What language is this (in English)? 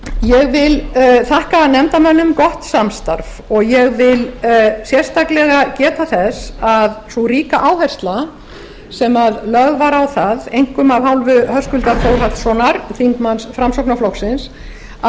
Icelandic